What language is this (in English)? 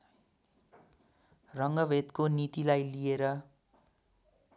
Nepali